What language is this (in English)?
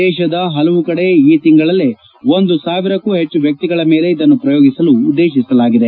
Kannada